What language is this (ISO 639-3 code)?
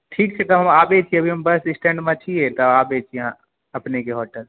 mai